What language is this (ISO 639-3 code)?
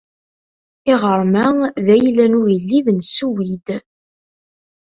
kab